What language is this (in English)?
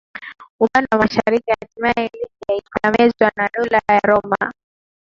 Swahili